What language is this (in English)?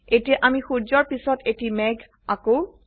Assamese